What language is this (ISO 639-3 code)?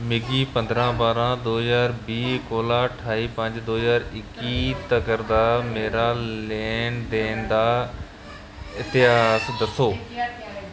doi